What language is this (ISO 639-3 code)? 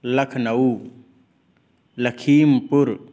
san